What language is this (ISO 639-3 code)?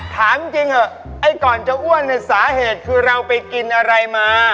tha